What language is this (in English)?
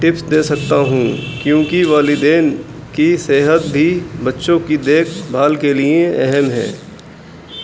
Urdu